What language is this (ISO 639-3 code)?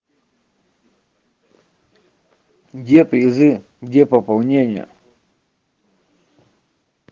rus